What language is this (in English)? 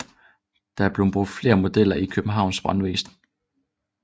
Danish